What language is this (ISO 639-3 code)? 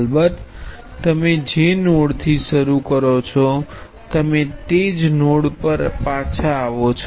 guj